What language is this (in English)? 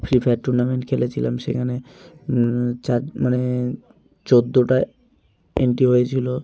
Bangla